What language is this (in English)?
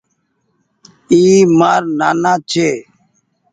Goaria